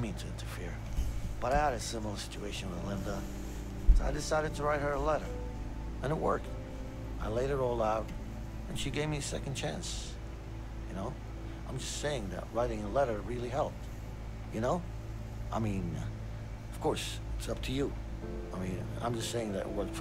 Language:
Turkish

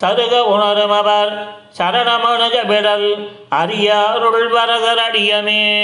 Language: Tamil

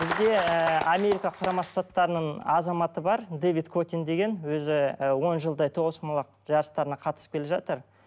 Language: Kazakh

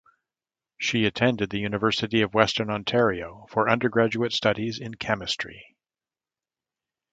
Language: English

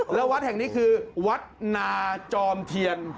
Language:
Thai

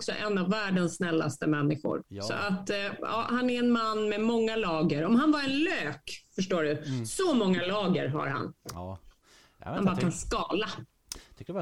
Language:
Swedish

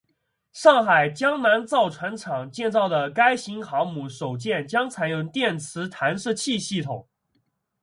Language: Chinese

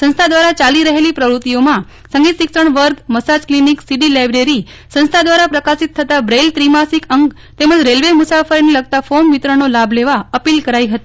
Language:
Gujarati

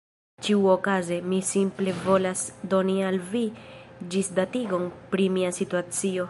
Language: Esperanto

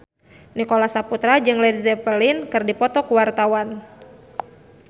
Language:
Sundanese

